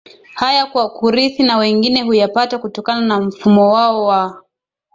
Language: Swahili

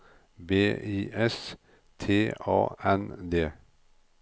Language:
Norwegian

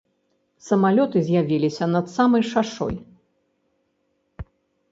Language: Belarusian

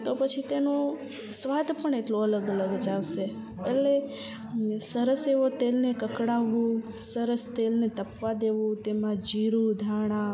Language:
Gujarati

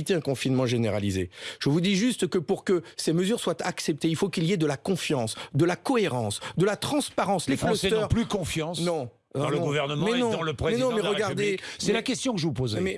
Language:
French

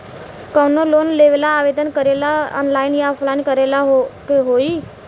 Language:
Bhojpuri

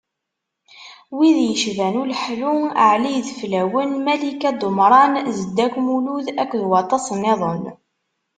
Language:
Kabyle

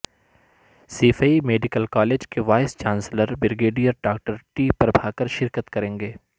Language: Urdu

